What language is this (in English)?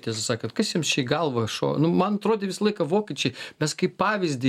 Lithuanian